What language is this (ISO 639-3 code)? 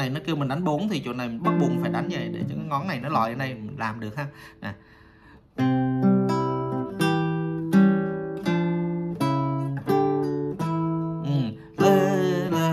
vie